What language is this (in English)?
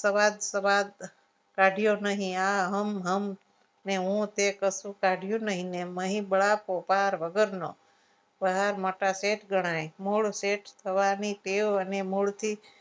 Gujarati